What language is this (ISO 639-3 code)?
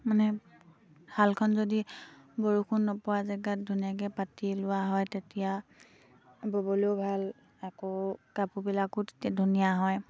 asm